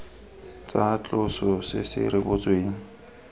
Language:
Tswana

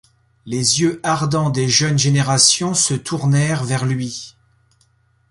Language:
French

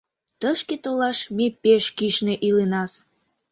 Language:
Mari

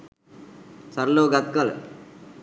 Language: Sinhala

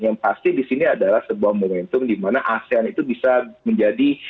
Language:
Indonesian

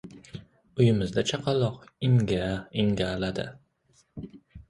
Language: Uzbek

